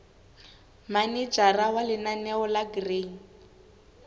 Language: Southern Sotho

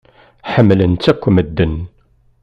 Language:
Kabyle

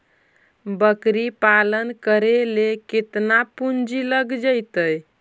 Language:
Magahi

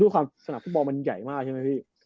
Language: Thai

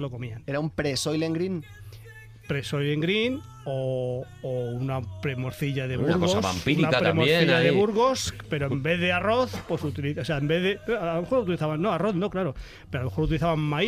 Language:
Spanish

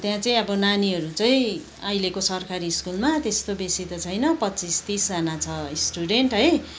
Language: Nepali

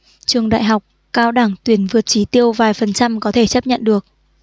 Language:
Vietnamese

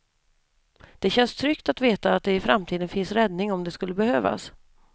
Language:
Swedish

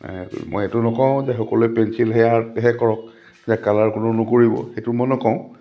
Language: Assamese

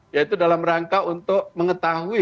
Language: Indonesian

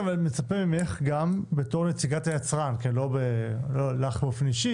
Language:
Hebrew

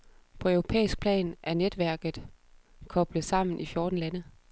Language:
Danish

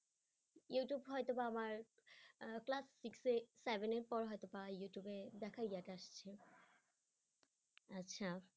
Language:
Bangla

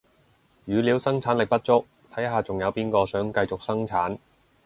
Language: Cantonese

